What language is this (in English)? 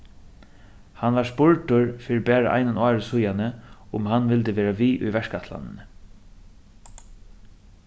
Faroese